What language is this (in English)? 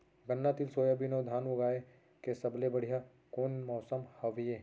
Chhattisgarhi